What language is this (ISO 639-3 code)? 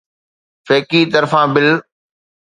snd